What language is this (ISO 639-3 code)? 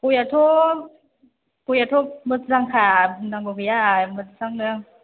brx